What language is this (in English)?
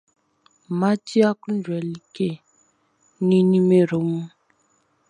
Baoulé